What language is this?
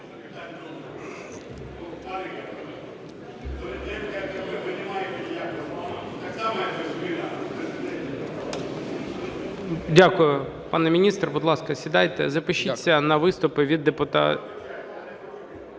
Ukrainian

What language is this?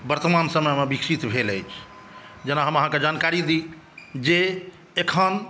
Maithili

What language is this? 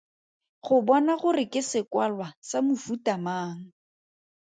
Tswana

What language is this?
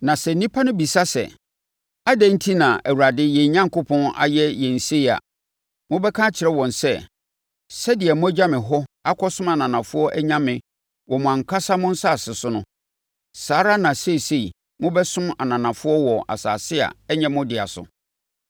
Akan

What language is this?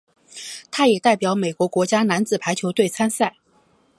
Chinese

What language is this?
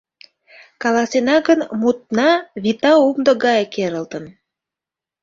Mari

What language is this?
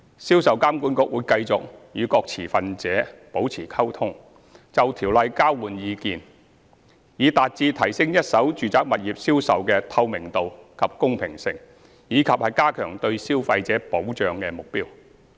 Cantonese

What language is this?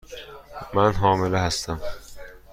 Persian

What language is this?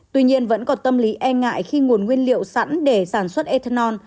Vietnamese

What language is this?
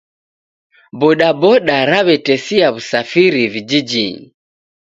Taita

